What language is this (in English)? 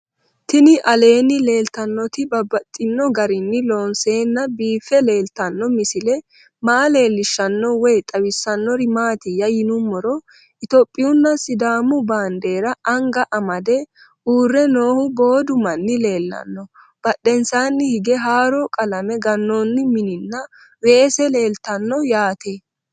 Sidamo